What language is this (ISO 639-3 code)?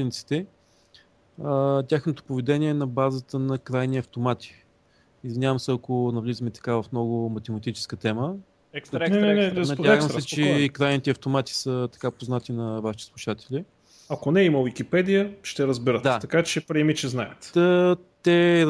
bul